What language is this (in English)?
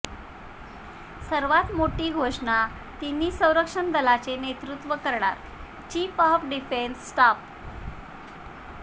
Marathi